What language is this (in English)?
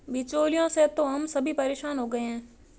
Hindi